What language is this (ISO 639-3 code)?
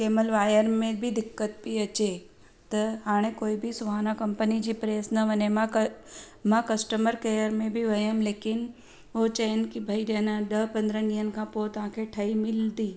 snd